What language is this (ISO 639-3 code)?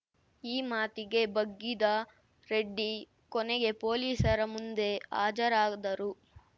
kan